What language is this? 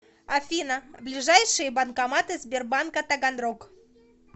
Russian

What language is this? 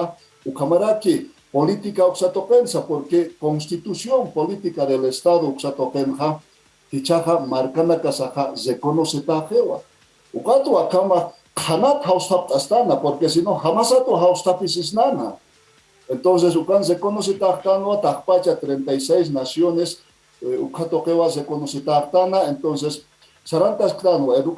Spanish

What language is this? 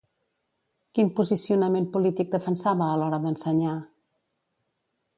Catalan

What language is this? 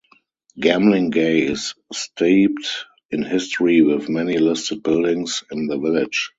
English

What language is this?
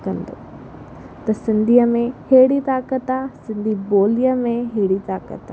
Sindhi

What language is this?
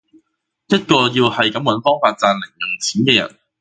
Cantonese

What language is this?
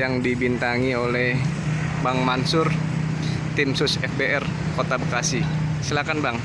Indonesian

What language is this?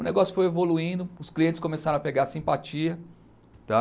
Portuguese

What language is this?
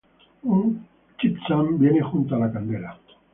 Spanish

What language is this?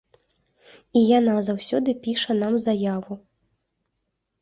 Belarusian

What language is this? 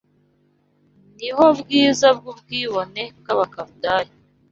Kinyarwanda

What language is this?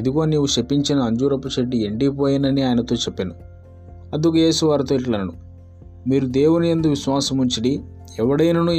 Telugu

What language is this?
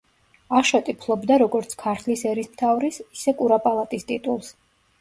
Georgian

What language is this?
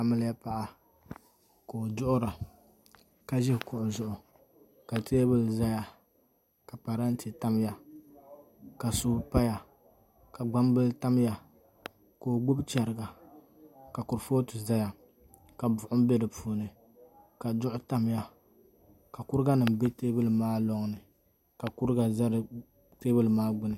Dagbani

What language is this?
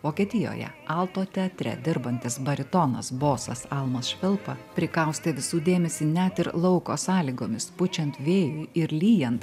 Lithuanian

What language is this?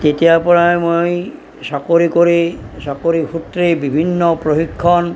Assamese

